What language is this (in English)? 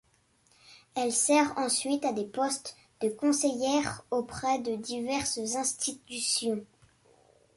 French